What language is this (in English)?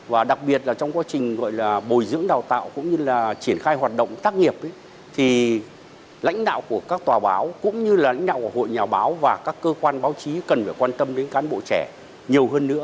Vietnamese